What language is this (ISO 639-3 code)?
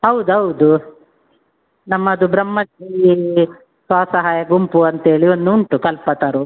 kan